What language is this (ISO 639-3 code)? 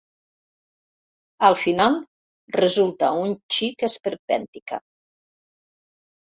cat